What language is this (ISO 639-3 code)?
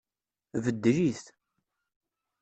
kab